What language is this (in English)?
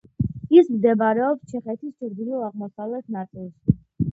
Georgian